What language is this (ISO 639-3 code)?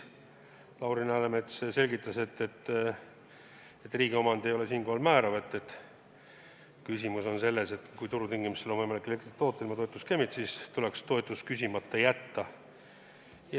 est